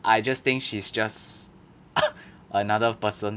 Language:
English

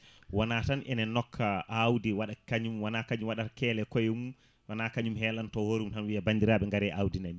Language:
Fula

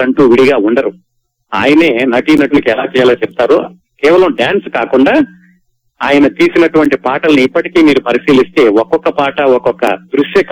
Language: Telugu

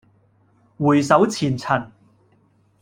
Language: Cantonese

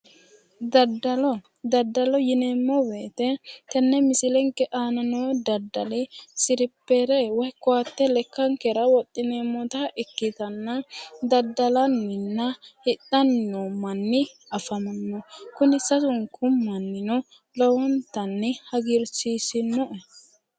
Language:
Sidamo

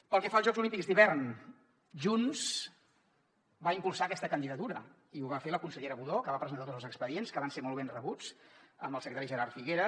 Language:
Catalan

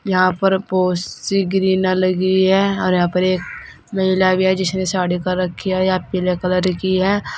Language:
Hindi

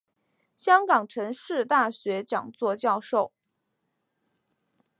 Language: Chinese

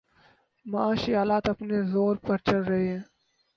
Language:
Urdu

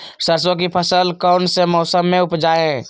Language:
Magahi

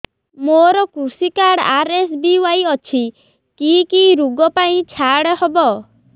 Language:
Odia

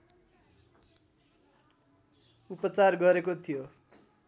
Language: Nepali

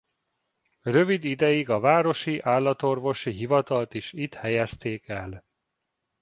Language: Hungarian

